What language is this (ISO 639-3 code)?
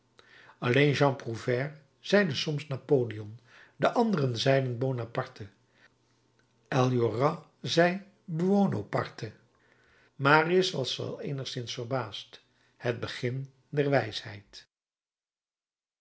nld